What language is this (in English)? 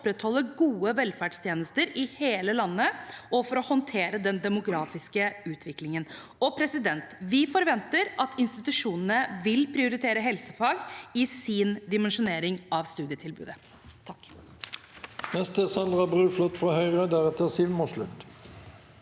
Norwegian